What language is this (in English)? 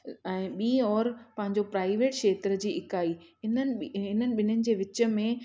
Sindhi